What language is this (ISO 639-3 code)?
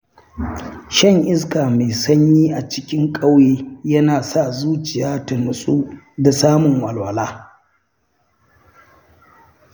hau